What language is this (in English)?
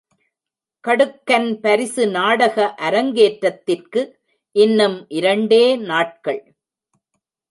Tamil